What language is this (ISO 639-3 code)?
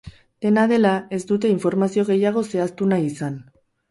eus